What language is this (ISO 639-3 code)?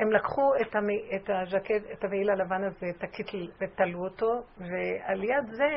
heb